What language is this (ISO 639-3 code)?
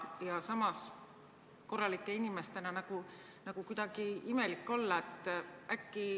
est